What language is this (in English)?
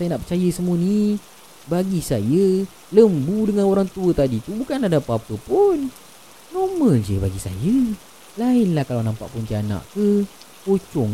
Malay